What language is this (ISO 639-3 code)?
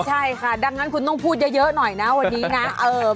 tha